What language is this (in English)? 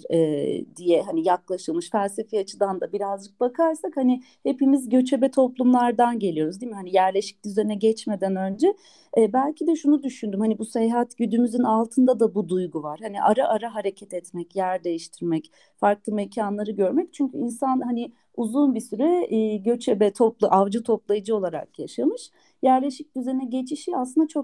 Turkish